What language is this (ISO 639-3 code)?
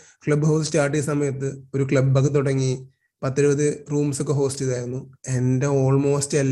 mal